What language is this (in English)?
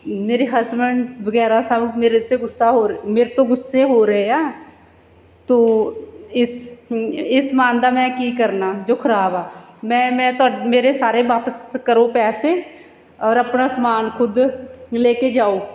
Punjabi